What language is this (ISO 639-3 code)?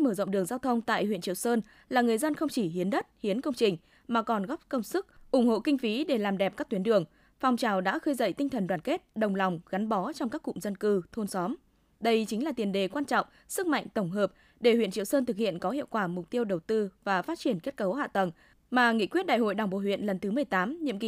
vie